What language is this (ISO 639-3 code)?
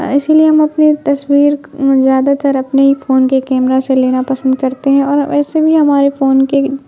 urd